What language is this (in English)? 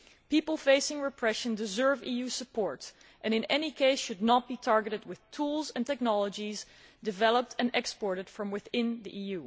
English